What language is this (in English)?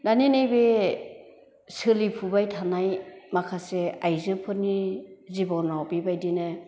Bodo